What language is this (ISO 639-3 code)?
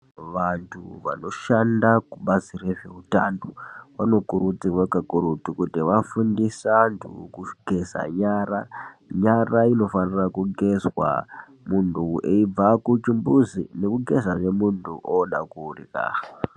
ndc